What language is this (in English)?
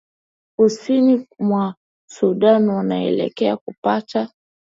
Swahili